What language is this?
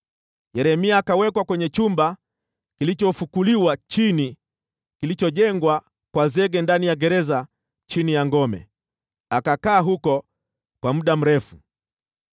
Swahili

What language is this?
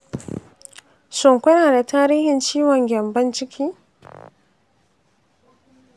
Hausa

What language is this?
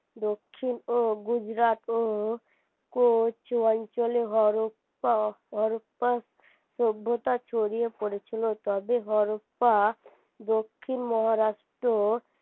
Bangla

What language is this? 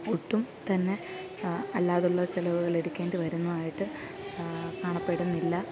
Malayalam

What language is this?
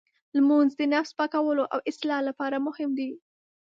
Pashto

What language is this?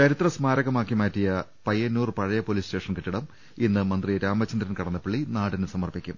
Malayalam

